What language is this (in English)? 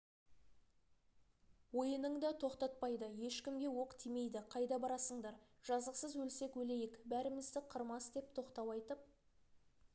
Kazakh